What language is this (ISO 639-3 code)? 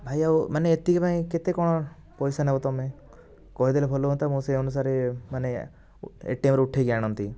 ori